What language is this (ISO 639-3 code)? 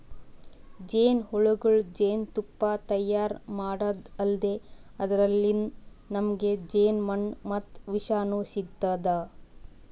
kan